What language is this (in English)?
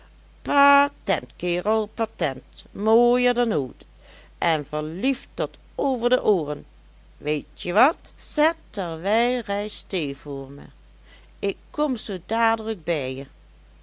Dutch